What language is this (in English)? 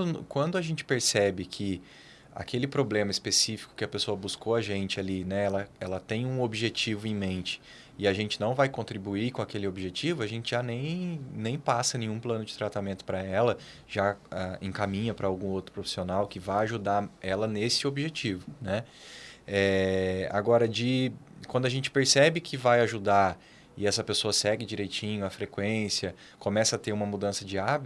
Portuguese